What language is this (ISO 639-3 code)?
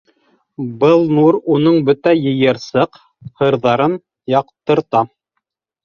bak